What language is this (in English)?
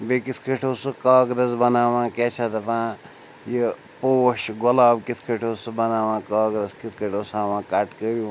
Kashmiri